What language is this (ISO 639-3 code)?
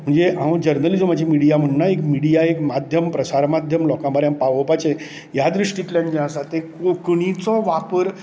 kok